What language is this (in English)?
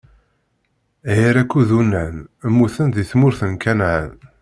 Kabyle